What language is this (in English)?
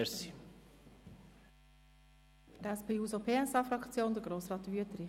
Swiss German